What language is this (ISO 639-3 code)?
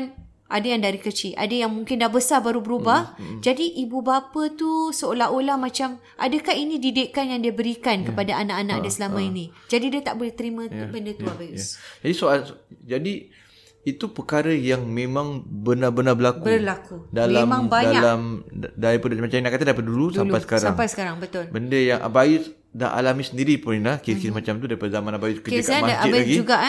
msa